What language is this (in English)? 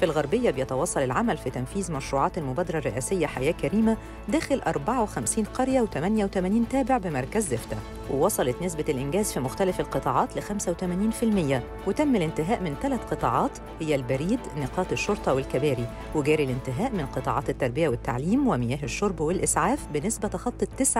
Arabic